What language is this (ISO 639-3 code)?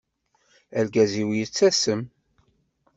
kab